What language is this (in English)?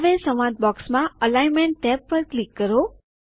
Gujarati